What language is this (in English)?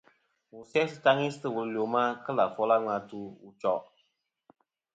Kom